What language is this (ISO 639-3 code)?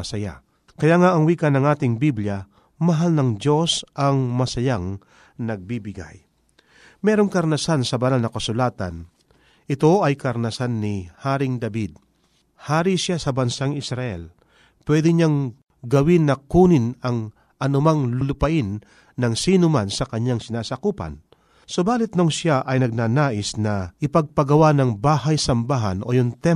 fil